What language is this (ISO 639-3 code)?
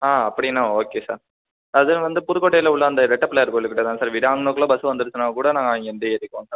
tam